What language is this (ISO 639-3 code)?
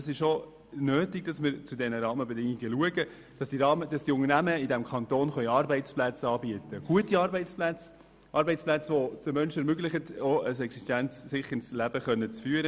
gsw